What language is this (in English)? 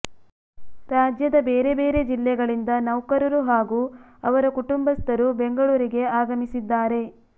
Kannada